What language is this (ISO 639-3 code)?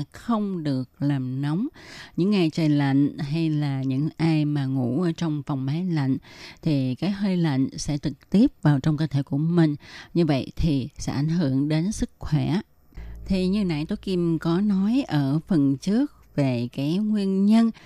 vie